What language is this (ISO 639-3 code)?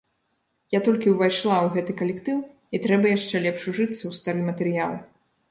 bel